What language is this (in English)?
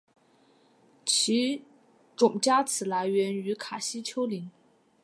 Chinese